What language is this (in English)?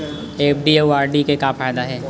Chhattisgarhi